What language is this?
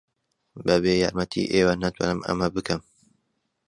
Central Kurdish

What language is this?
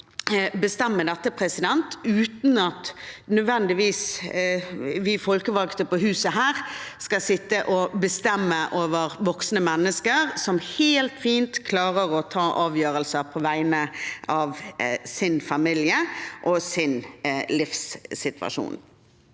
Norwegian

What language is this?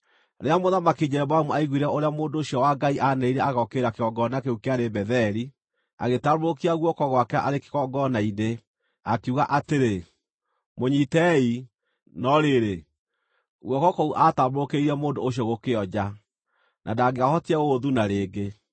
Kikuyu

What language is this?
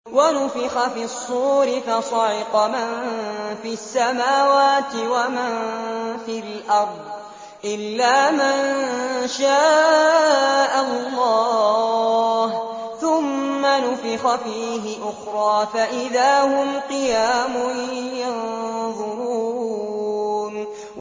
Arabic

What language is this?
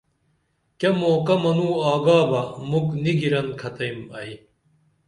Dameli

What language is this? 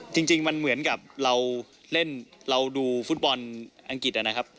Thai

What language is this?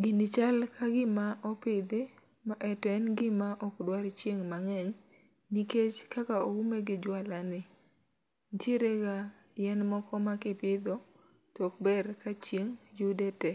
Luo (Kenya and Tanzania)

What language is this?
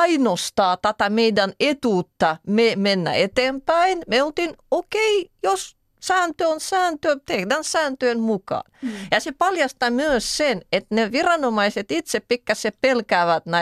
Finnish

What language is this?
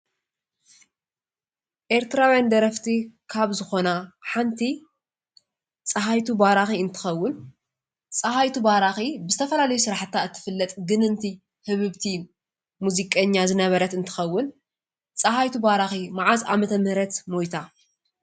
Tigrinya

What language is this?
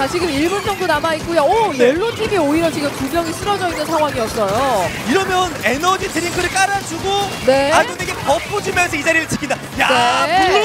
Korean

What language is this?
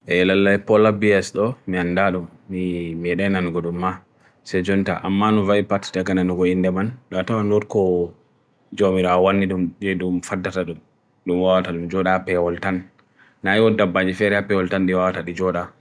Bagirmi Fulfulde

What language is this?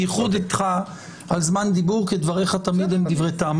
Hebrew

